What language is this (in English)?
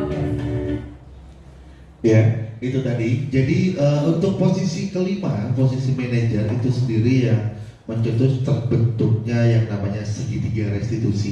Indonesian